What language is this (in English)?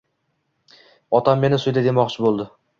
Uzbek